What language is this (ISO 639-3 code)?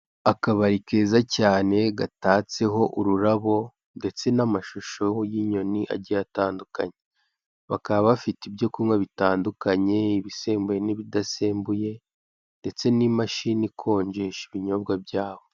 kin